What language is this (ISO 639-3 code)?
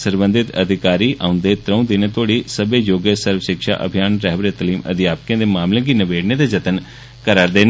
doi